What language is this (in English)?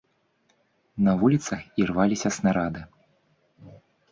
Belarusian